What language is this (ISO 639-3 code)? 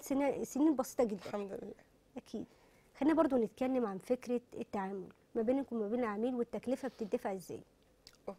ara